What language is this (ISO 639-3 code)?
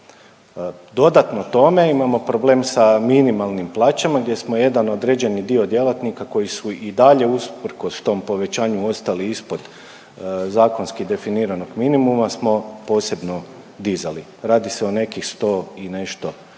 hrv